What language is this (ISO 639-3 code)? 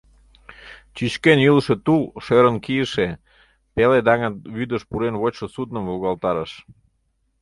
chm